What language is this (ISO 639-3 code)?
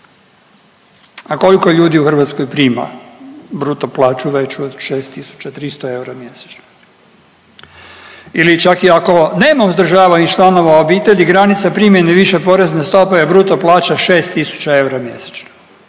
hrv